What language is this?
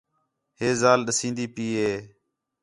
Khetrani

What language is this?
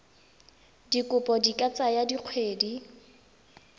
Tswana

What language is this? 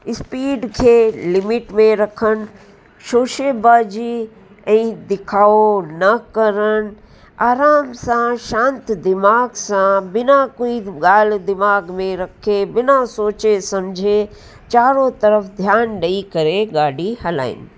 Sindhi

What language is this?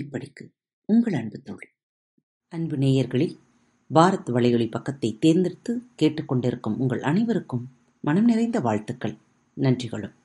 Tamil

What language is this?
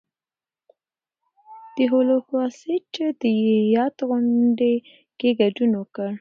Pashto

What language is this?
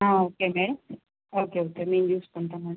Telugu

